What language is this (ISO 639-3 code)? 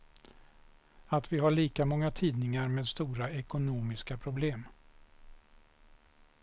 swe